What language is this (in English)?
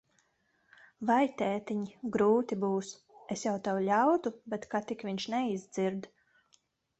Latvian